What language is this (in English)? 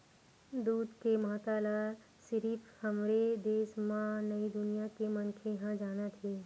Chhattisgarhi